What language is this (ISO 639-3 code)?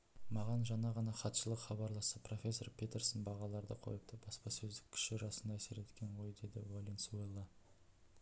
kaz